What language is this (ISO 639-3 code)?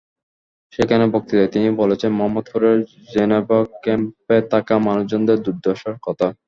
ben